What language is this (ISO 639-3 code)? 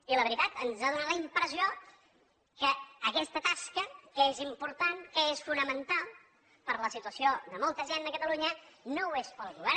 cat